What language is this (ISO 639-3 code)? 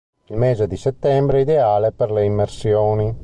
ita